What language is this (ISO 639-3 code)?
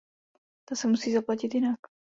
ces